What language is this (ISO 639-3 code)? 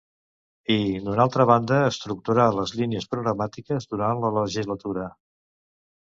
cat